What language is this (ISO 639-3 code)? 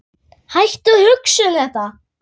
isl